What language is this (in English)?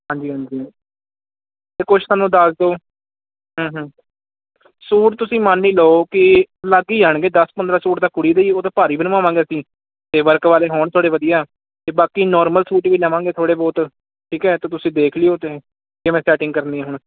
Punjabi